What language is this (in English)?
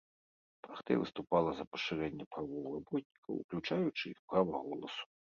Belarusian